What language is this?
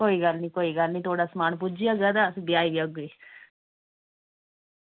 Dogri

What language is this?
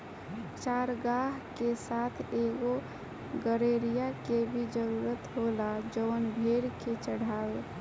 Bhojpuri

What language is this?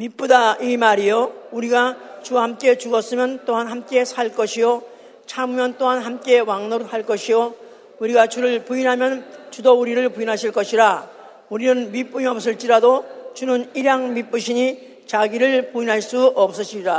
Korean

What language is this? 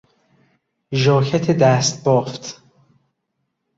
Persian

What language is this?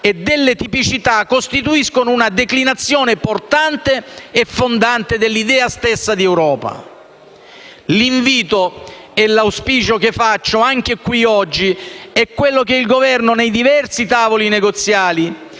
Italian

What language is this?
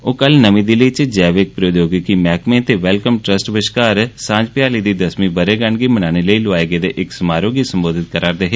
Dogri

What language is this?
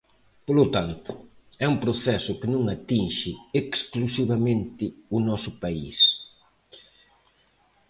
Galician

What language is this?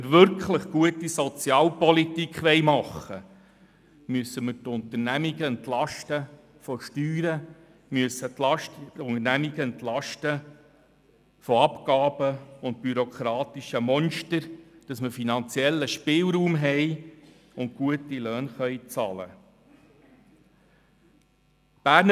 Swiss German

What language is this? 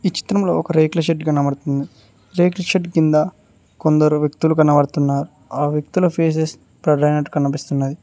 Telugu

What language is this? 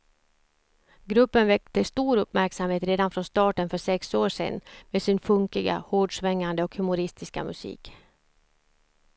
Swedish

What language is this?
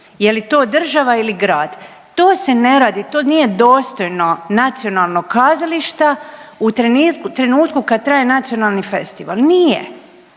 Croatian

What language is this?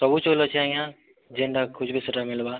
Odia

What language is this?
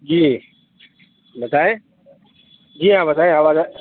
Urdu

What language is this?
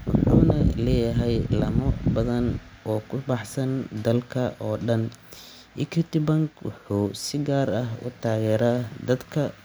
Somali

